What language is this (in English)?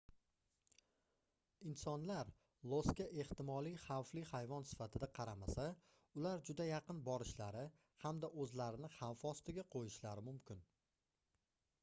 Uzbek